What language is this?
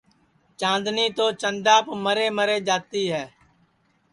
Sansi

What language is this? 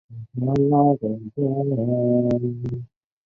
Chinese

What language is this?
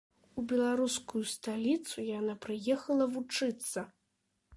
Belarusian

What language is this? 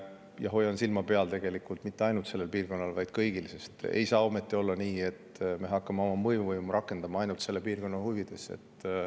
Estonian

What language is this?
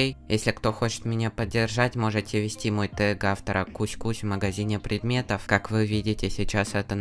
Russian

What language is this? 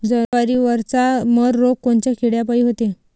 Marathi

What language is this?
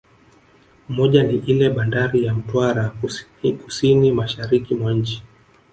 Swahili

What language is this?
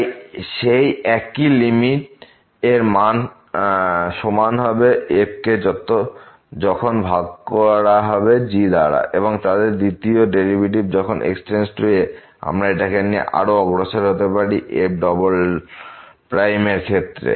Bangla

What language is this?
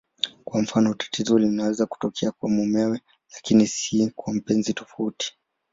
Swahili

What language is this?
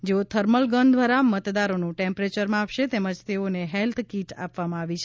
Gujarati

